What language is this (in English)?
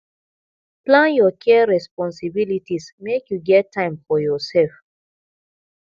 Nigerian Pidgin